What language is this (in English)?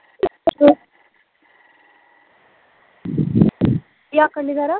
Punjabi